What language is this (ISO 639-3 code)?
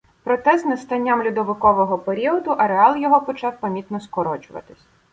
ukr